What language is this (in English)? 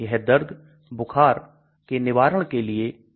Hindi